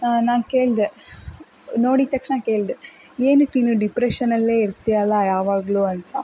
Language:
Kannada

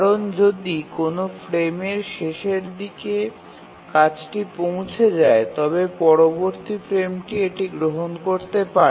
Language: Bangla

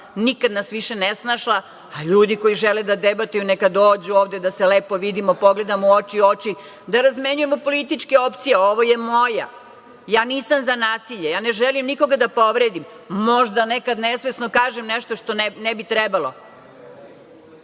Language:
Serbian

